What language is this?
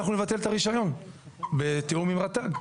Hebrew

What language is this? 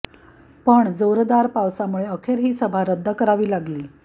Marathi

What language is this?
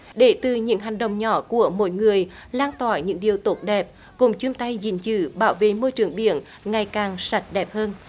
Vietnamese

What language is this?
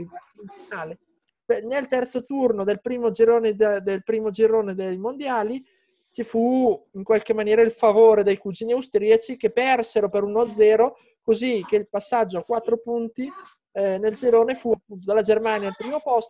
Italian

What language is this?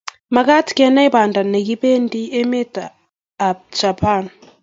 Kalenjin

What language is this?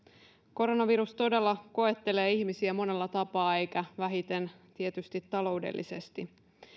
Finnish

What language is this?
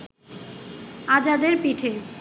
Bangla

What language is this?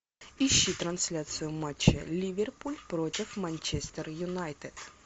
Russian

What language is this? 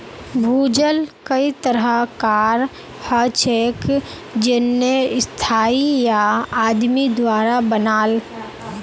Magahi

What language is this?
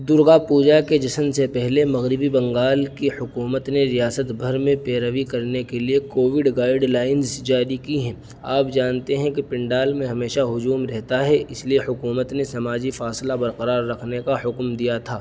Urdu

